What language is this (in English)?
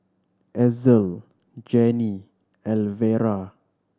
English